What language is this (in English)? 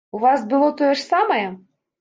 Belarusian